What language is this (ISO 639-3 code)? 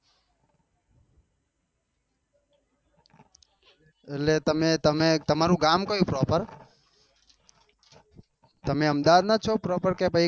guj